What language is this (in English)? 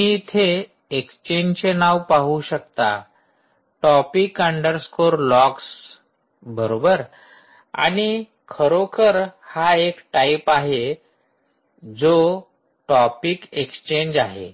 Marathi